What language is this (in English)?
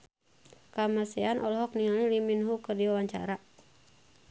Sundanese